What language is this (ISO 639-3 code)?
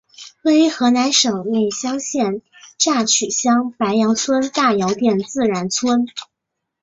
zho